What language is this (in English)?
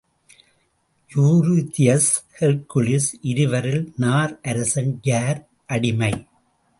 Tamil